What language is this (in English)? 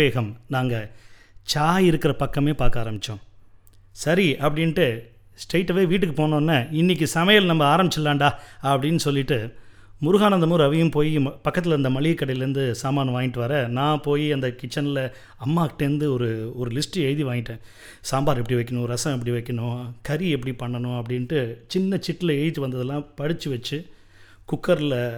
Tamil